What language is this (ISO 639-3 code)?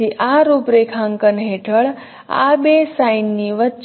guj